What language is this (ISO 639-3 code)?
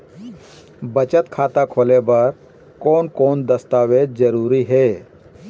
hne